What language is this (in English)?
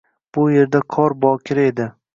Uzbek